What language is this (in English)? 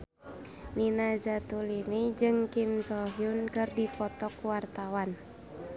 Sundanese